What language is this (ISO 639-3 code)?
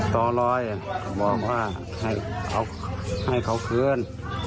tha